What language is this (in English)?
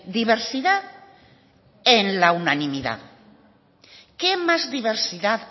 Spanish